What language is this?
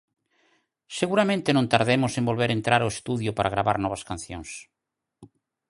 Galician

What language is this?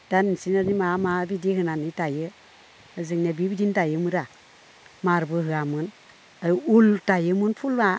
Bodo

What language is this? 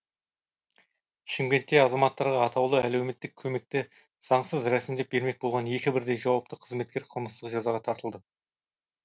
Kazakh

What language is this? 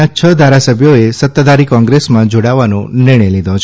Gujarati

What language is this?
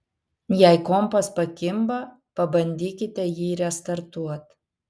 Lithuanian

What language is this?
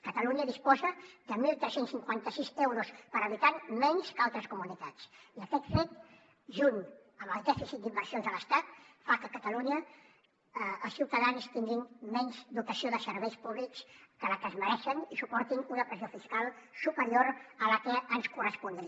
Catalan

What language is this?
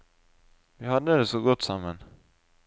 Norwegian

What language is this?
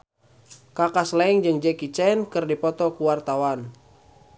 Sundanese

